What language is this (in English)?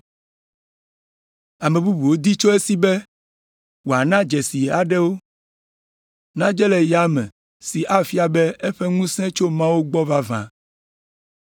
Ewe